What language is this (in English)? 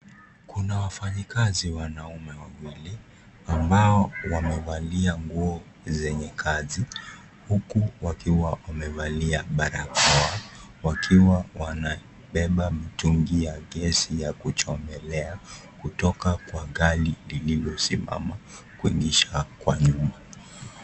Swahili